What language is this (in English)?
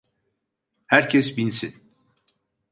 Turkish